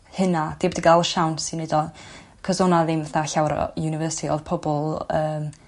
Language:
Welsh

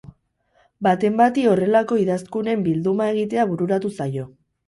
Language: Basque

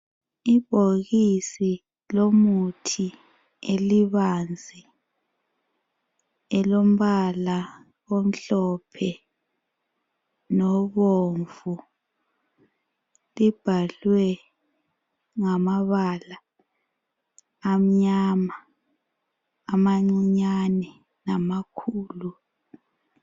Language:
North Ndebele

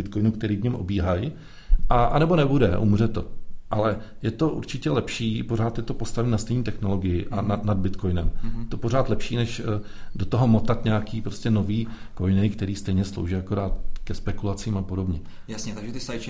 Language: Czech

